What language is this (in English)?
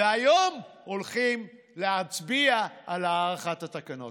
Hebrew